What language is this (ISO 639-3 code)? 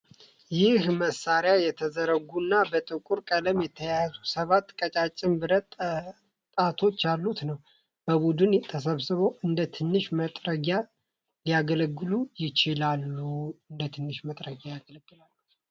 amh